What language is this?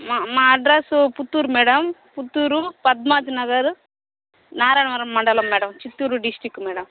Telugu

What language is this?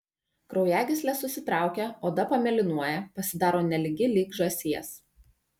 Lithuanian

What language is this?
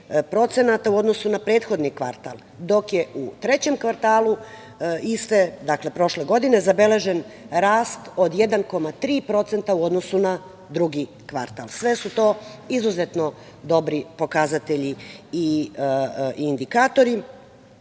Serbian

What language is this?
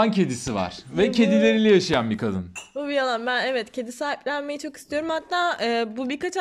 Turkish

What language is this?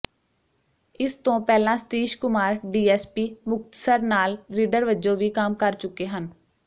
Punjabi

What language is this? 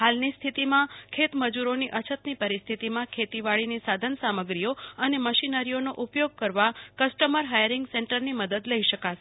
Gujarati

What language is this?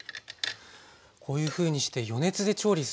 Japanese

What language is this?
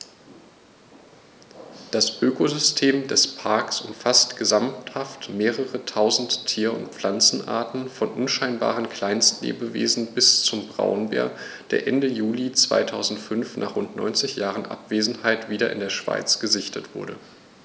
German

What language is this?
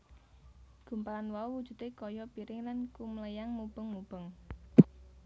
Javanese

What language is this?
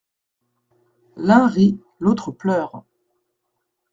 French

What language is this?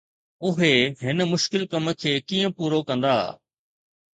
Sindhi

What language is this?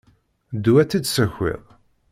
Kabyle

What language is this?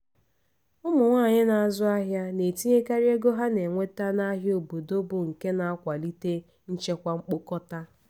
Igbo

